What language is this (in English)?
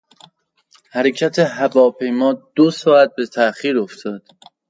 Persian